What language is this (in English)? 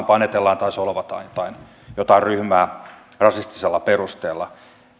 Finnish